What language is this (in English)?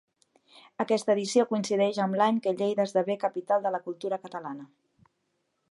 Catalan